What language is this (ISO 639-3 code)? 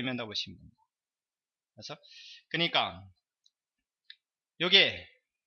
kor